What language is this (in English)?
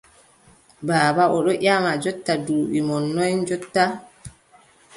Adamawa Fulfulde